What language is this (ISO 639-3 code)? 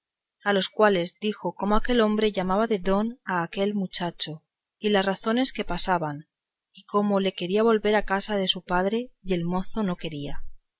spa